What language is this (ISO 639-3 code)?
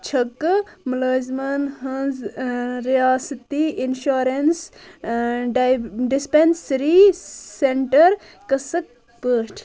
kas